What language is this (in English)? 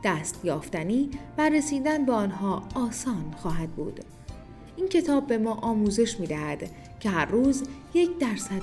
Persian